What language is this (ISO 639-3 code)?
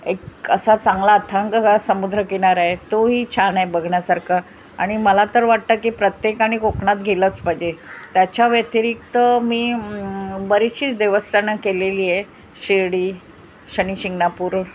mar